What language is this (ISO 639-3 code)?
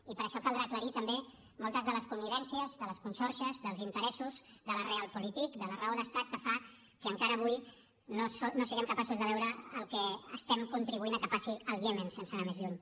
cat